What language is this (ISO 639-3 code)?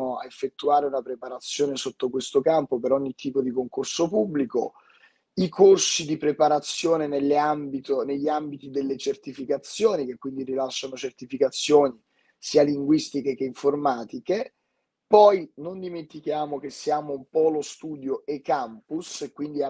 ita